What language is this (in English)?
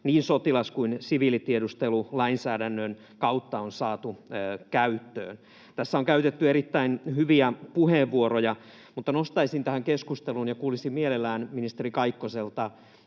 Finnish